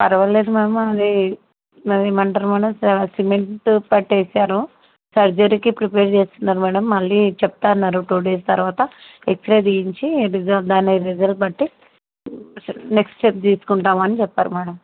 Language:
Telugu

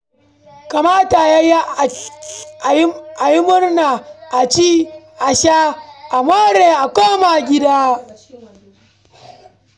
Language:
Hausa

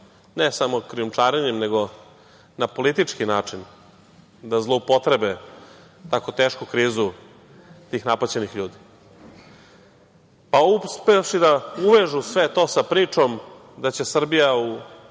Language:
Serbian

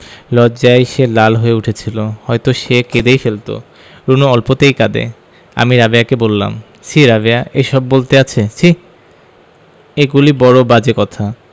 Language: Bangla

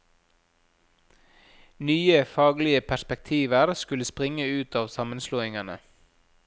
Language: Norwegian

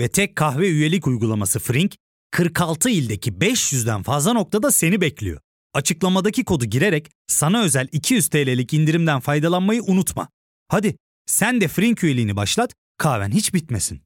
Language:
Turkish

